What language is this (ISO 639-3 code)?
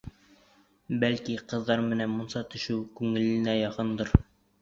bak